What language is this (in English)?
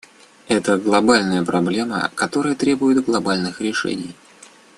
Russian